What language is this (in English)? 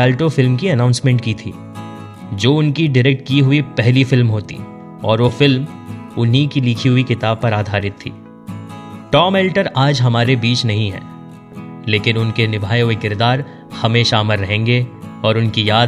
Hindi